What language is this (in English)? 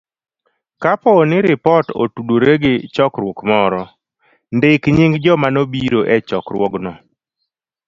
Luo (Kenya and Tanzania)